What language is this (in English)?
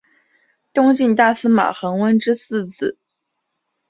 Chinese